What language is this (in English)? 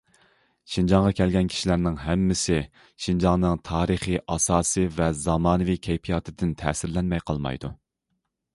Uyghur